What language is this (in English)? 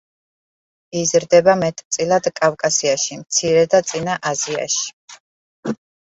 Georgian